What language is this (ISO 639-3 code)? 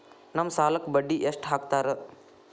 kan